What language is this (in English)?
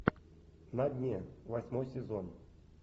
Russian